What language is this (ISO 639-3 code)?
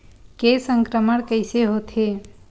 hne